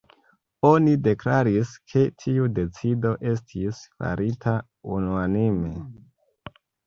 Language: Esperanto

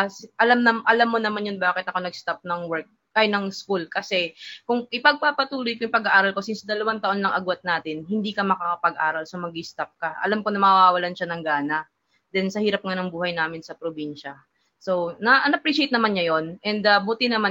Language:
Filipino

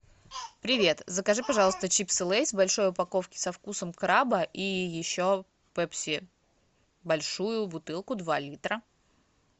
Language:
Russian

